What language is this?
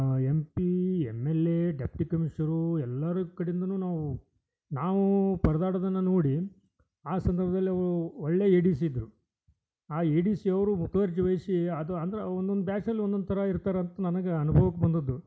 Kannada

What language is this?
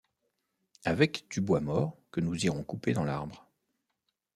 French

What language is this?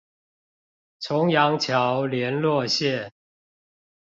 Chinese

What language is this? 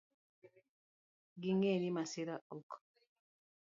Luo (Kenya and Tanzania)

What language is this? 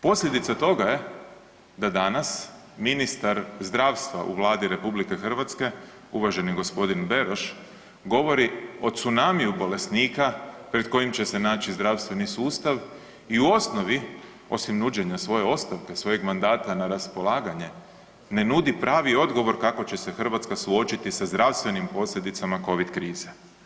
Croatian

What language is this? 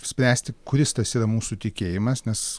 Lithuanian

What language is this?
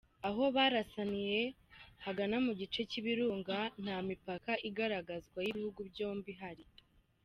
Kinyarwanda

